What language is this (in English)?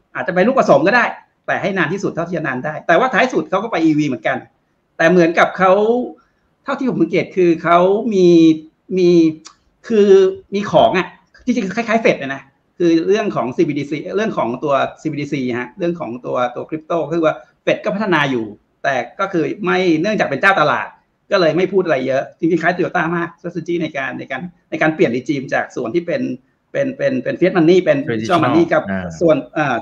Thai